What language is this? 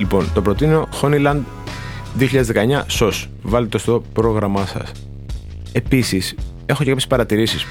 Greek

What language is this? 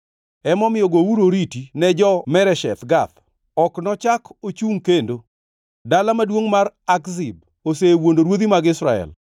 Luo (Kenya and Tanzania)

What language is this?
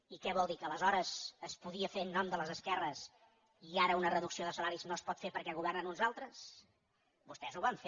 Catalan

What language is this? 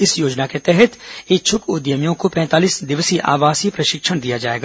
Hindi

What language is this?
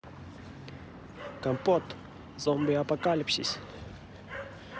Russian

